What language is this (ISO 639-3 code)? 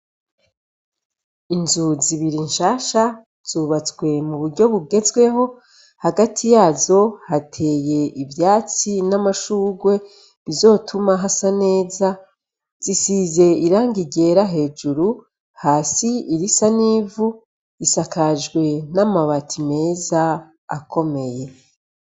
run